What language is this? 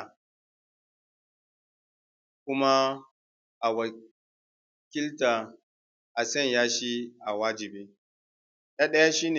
Hausa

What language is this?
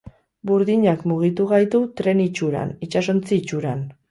Basque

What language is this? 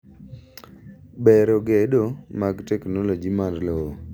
Luo (Kenya and Tanzania)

